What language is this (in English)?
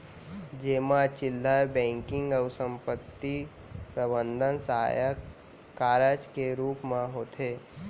Chhattisgarhi